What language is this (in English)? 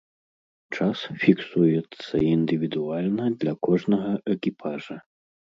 Belarusian